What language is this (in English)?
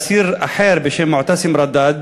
Hebrew